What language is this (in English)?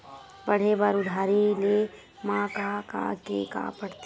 Chhattisgarhi